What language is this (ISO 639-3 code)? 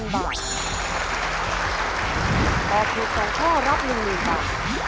tha